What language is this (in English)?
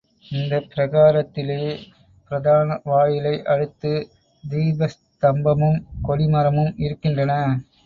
Tamil